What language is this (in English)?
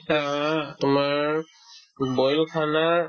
Assamese